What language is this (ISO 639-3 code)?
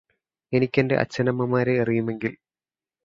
mal